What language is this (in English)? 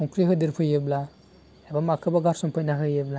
Bodo